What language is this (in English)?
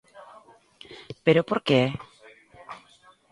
Galician